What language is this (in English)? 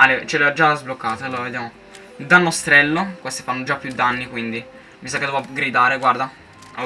Italian